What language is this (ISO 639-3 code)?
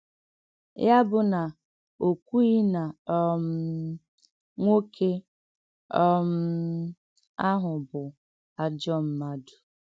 ibo